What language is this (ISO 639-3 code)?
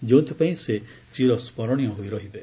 ori